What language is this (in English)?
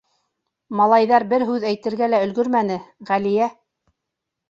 Bashkir